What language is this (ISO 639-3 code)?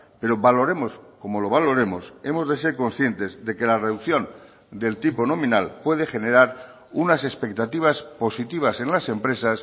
spa